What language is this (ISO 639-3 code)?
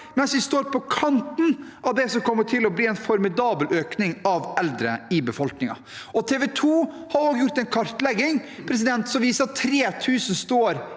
nor